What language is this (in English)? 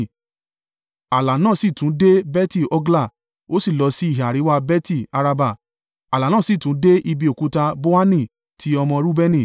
Yoruba